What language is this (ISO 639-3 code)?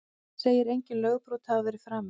isl